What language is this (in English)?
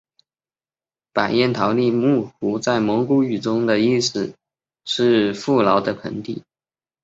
Chinese